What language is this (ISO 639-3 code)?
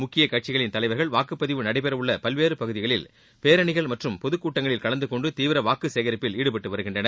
tam